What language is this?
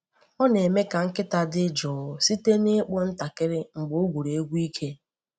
Igbo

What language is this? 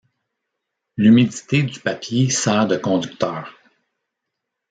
French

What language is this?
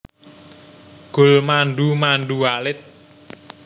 Javanese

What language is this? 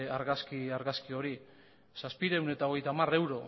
Basque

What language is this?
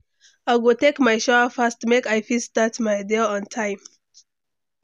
Nigerian Pidgin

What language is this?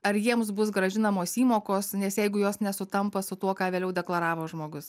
Lithuanian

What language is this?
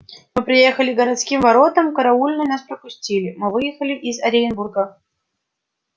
Russian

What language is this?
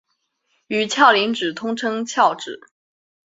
Chinese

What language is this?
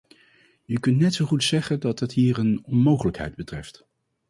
Dutch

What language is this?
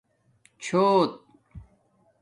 Domaaki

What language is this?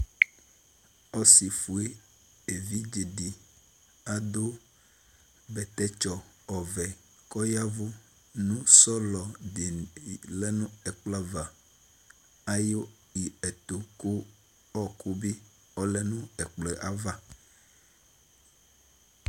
Ikposo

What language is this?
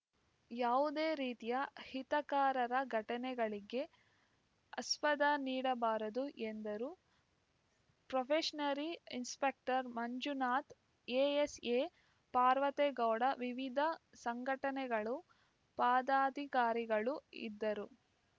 Kannada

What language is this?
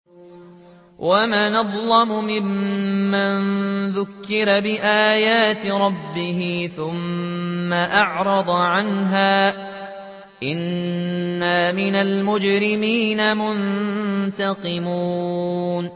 Arabic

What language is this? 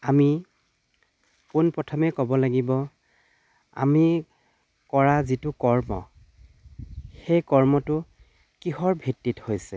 Assamese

